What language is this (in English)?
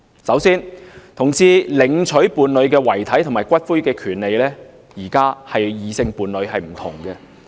Cantonese